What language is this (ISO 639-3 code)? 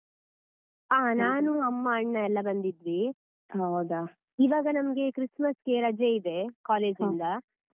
kan